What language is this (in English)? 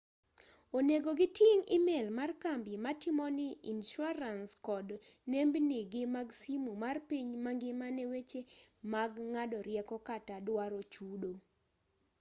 Luo (Kenya and Tanzania)